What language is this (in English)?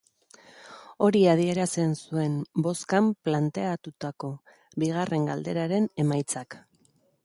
Basque